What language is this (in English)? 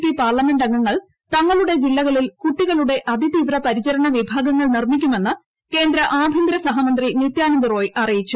Malayalam